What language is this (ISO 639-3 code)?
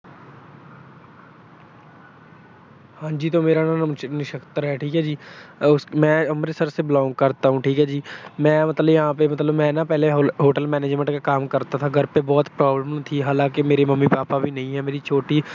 pan